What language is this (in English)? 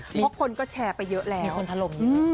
Thai